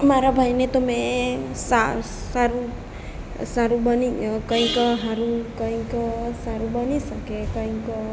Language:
Gujarati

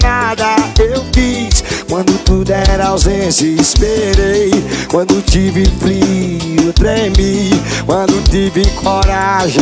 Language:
Portuguese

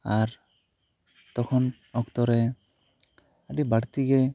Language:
Santali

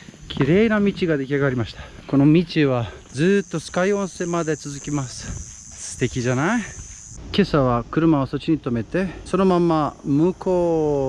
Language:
Japanese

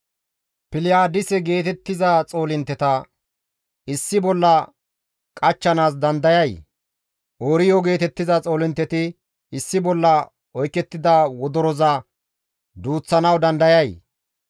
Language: Gamo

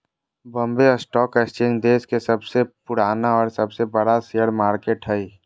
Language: Magahi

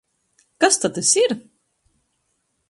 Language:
Latgalian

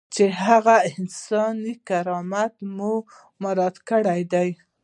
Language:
Pashto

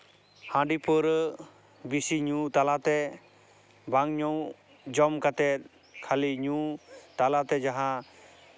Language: Santali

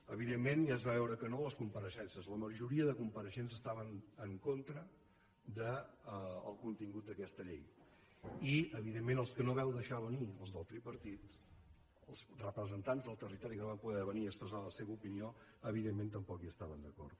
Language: Catalan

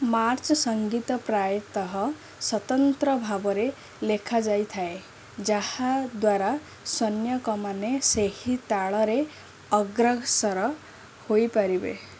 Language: Odia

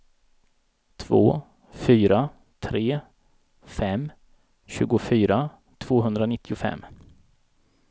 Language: Swedish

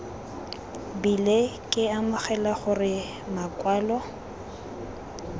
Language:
Tswana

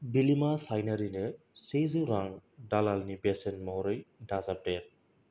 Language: Bodo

